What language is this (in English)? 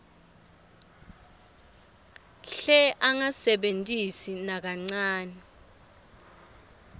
Swati